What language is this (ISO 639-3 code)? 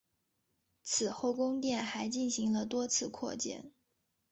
zho